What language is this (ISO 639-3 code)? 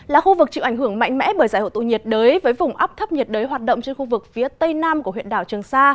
vie